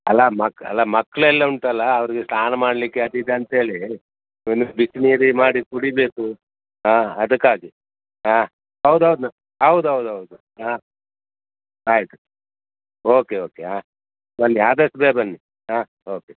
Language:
Kannada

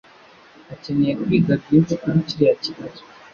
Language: Kinyarwanda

